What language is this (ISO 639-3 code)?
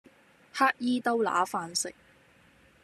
yue